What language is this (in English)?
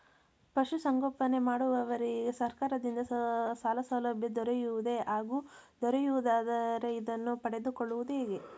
Kannada